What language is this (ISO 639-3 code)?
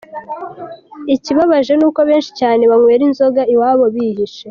kin